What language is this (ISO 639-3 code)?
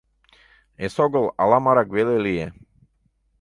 chm